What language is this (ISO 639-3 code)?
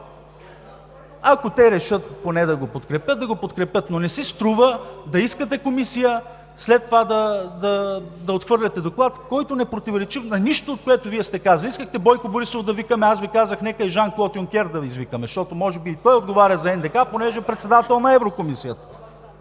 bul